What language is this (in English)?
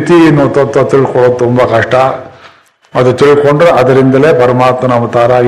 Kannada